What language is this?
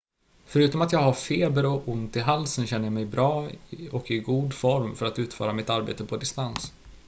Swedish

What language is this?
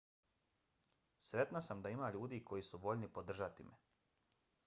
Bosnian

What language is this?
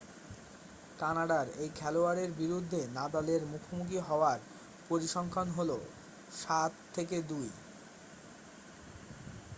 Bangla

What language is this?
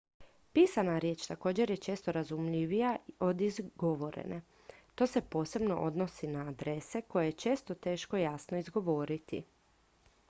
Croatian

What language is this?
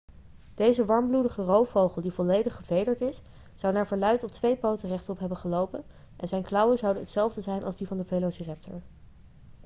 Dutch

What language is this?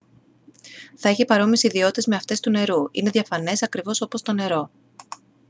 Greek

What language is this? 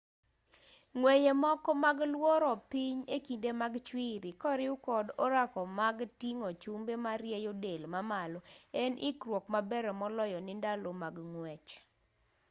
Luo (Kenya and Tanzania)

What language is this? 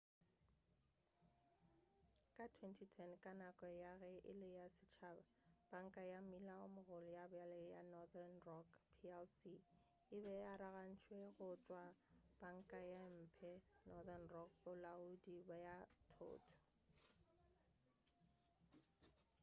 Northern Sotho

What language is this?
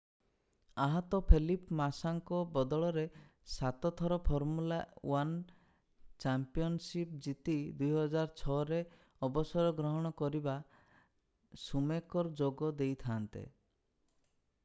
Odia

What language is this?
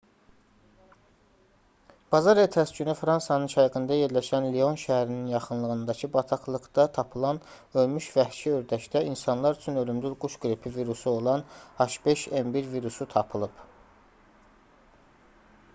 Azerbaijani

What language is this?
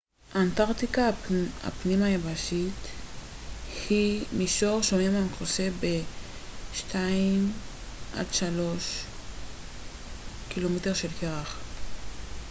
Hebrew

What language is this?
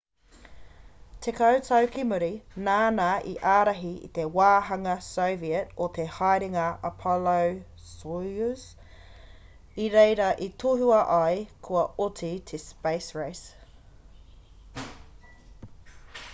Māori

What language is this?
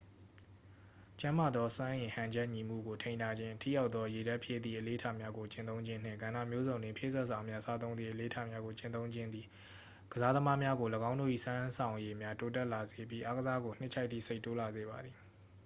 Burmese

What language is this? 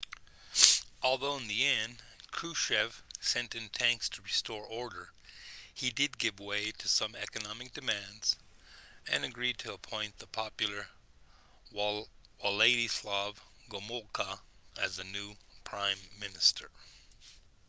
English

